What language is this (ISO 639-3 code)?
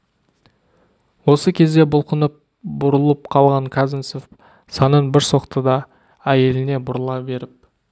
kaz